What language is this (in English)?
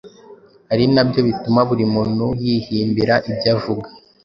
Kinyarwanda